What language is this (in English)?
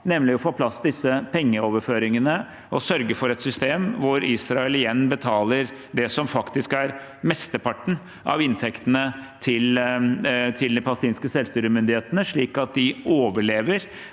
Norwegian